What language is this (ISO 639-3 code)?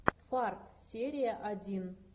rus